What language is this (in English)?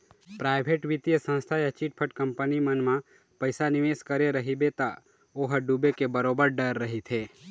Chhattisgarhi